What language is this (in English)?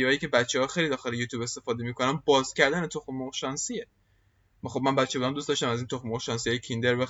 Persian